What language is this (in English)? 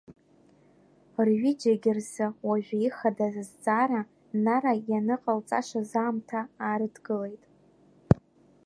Abkhazian